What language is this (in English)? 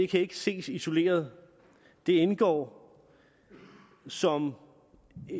Danish